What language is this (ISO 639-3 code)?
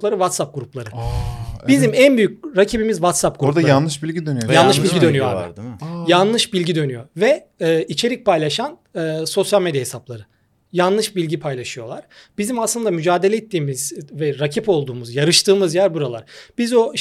tur